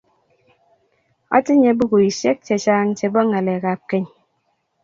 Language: Kalenjin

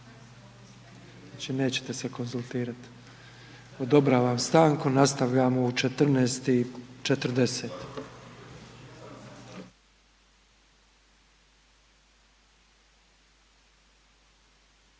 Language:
Croatian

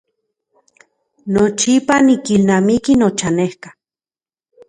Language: Central Puebla Nahuatl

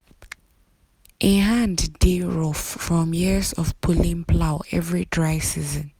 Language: Nigerian Pidgin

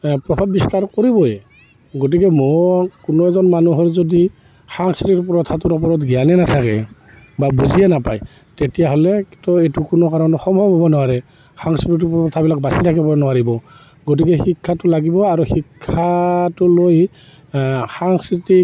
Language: Assamese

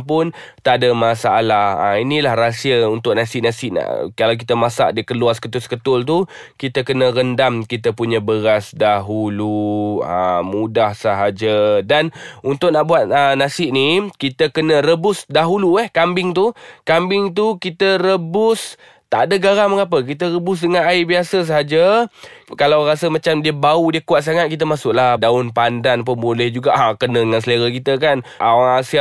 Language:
Malay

